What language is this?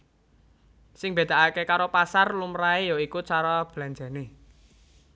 Javanese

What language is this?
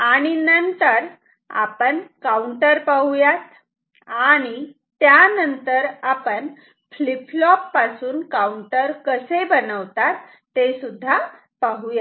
Marathi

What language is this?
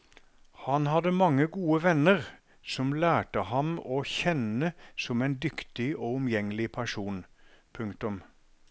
Norwegian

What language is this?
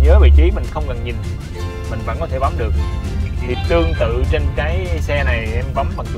Vietnamese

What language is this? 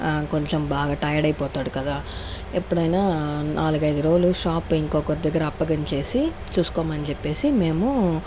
Telugu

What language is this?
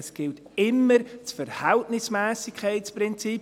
Swiss German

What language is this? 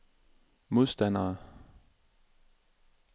Danish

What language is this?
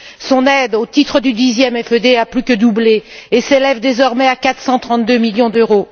French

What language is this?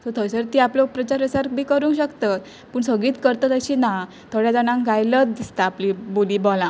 Konkani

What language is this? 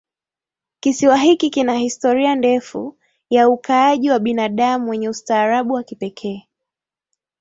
Swahili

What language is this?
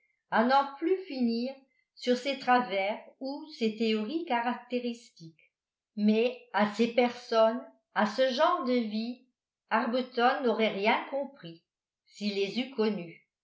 French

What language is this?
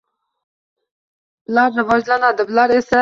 Uzbek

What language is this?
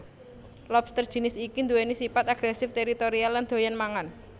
Javanese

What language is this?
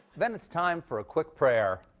English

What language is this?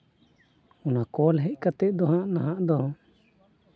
Santali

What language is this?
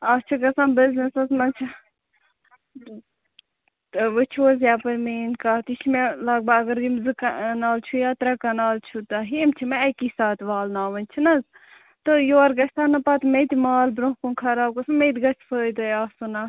Kashmiri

